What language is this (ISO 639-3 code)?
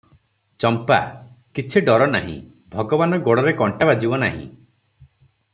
ori